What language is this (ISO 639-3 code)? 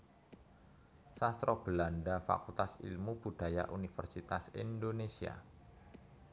jav